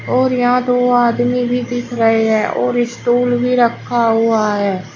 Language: Hindi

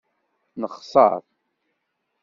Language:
Kabyle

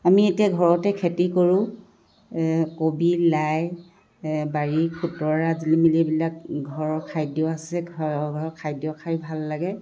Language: Assamese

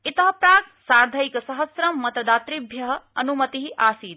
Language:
Sanskrit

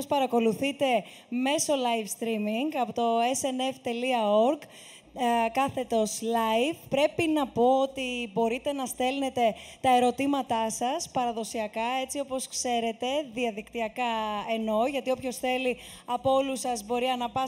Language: Greek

